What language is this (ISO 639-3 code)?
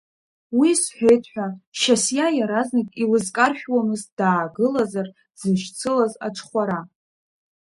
abk